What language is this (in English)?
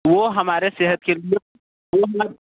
Hindi